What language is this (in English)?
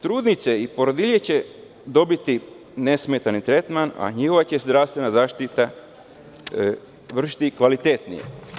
Serbian